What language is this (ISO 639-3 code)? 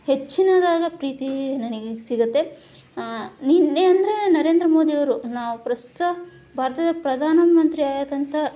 kan